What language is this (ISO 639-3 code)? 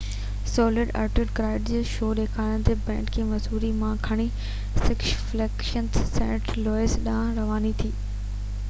snd